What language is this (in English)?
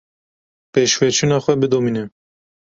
Kurdish